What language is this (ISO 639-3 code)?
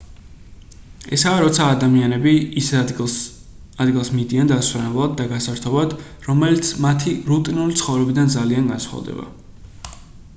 kat